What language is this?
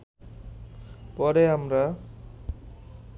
Bangla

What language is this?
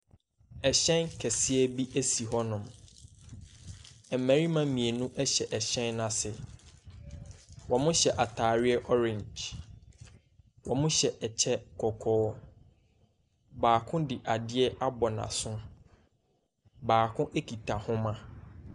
Akan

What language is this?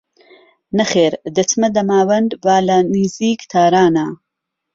Central Kurdish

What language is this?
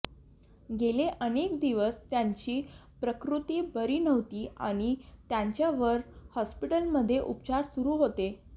Marathi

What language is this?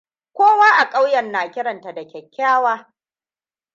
Hausa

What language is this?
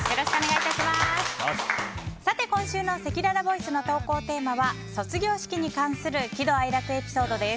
Japanese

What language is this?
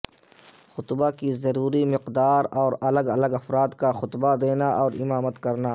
Urdu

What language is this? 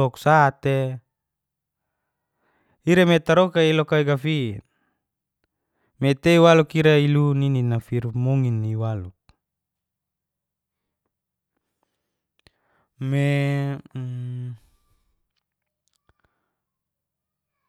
Geser-Gorom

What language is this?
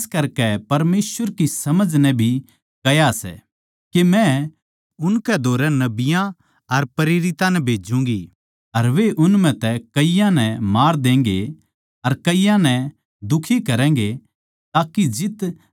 Haryanvi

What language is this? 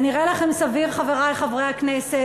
Hebrew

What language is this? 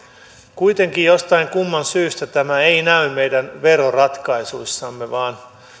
Finnish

